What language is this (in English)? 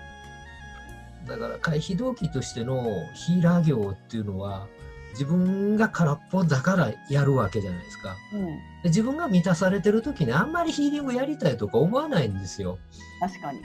Japanese